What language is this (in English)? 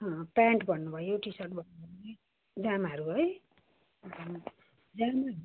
Nepali